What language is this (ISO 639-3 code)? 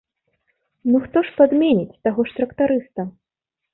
bel